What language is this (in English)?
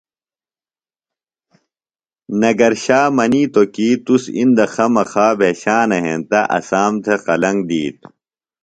Phalura